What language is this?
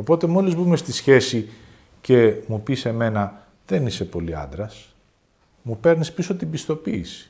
Greek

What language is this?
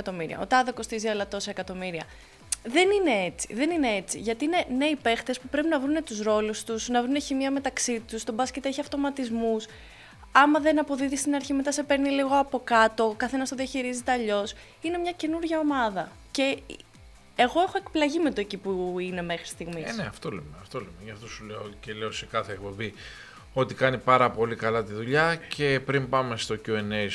Greek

